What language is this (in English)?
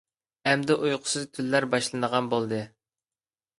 Uyghur